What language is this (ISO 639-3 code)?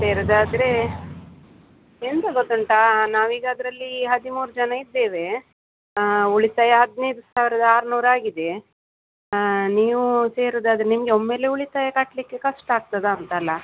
kan